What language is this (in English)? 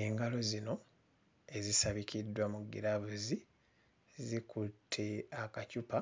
Ganda